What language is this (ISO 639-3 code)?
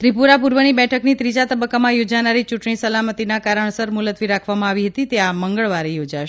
guj